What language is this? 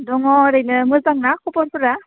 Bodo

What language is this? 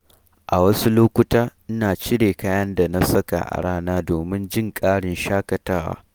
Hausa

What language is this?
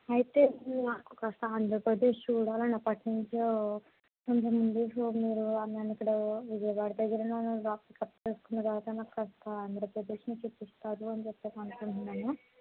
Telugu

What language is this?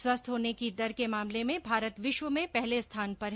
Hindi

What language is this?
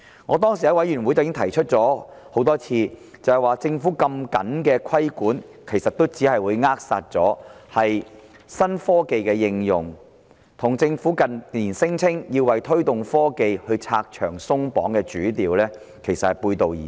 Cantonese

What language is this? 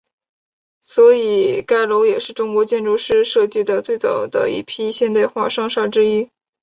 Chinese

